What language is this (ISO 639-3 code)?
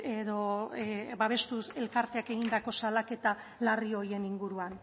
eus